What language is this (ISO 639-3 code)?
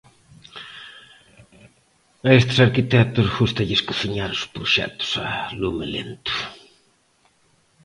glg